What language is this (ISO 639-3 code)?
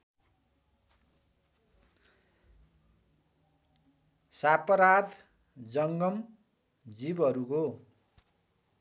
nep